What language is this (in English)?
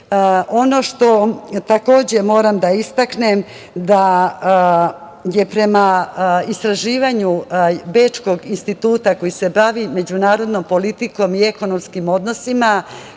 Serbian